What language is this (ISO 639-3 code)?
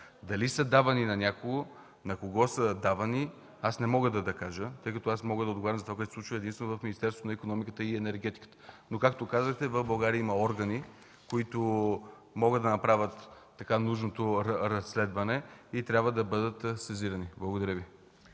bul